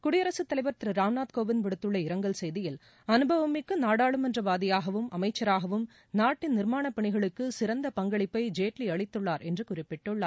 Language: Tamil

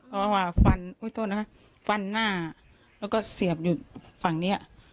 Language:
Thai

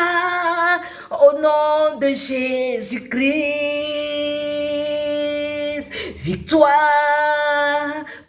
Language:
French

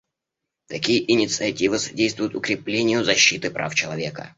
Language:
Russian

